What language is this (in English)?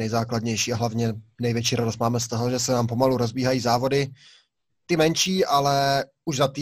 Czech